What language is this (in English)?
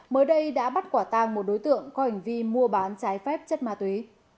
Vietnamese